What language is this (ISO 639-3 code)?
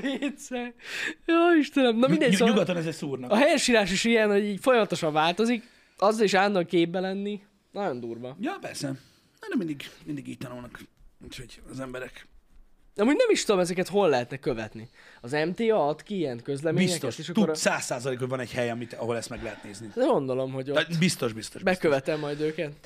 hun